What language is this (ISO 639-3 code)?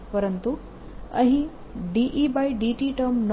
guj